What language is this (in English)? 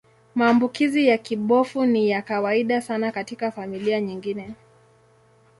Swahili